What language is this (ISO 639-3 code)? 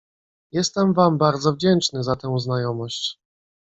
pol